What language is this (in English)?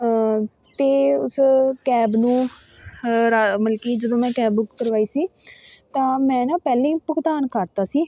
Punjabi